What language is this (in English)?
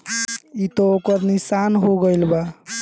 Bhojpuri